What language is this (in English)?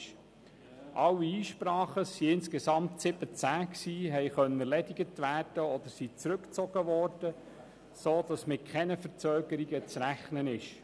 Swiss German